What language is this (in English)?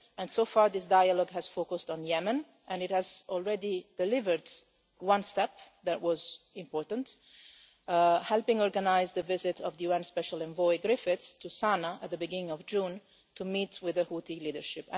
English